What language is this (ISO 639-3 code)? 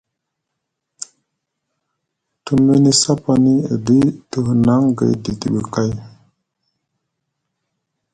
mug